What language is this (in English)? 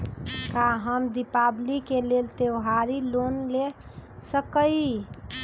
Magahi